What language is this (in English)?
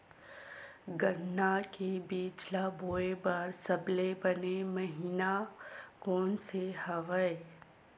Chhattisgarhi